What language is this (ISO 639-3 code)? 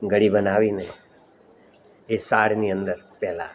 guj